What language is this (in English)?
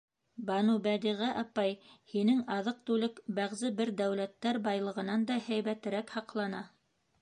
Bashkir